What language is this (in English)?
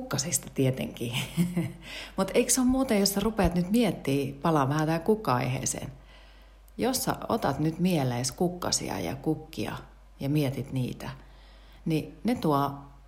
Finnish